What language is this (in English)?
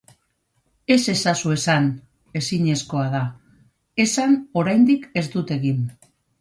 Basque